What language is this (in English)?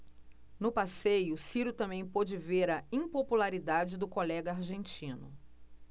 Portuguese